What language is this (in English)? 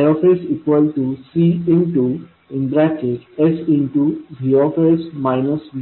Marathi